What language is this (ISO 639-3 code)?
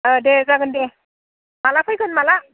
brx